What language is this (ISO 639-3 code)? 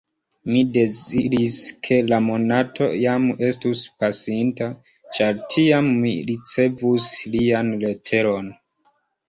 epo